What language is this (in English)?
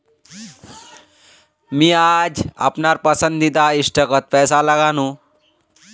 Magahi